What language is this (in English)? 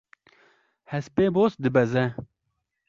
Kurdish